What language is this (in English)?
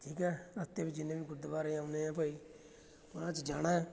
Punjabi